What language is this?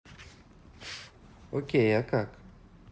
Russian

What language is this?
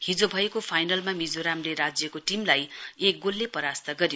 Nepali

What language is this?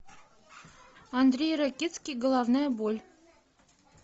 Russian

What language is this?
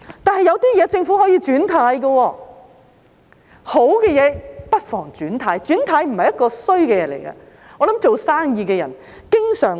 Cantonese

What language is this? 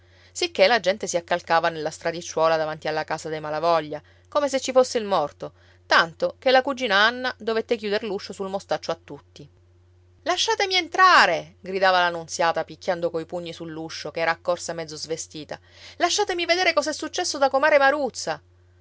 Italian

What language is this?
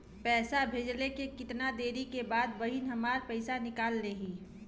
Bhojpuri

